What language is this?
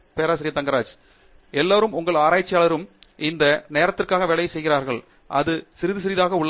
Tamil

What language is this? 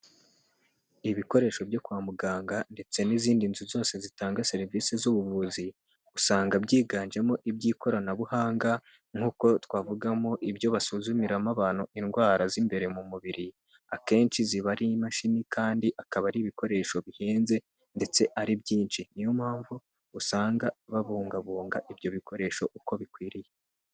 Kinyarwanda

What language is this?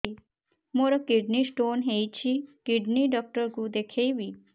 Odia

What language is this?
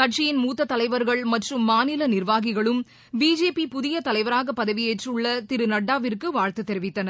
Tamil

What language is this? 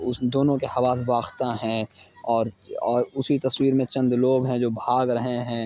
Urdu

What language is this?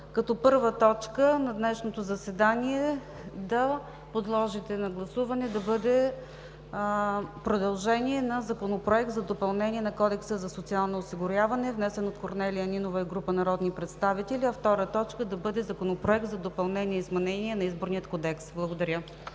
Bulgarian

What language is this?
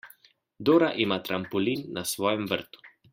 Slovenian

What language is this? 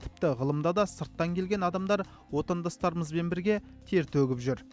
Kazakh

